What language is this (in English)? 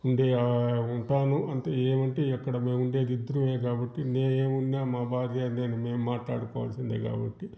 Telugu